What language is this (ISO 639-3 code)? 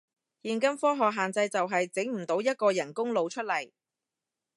yue